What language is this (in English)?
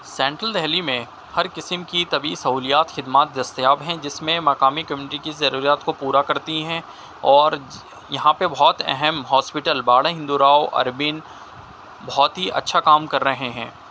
Urdu